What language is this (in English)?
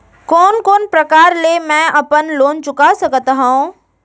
Chhattisgarhi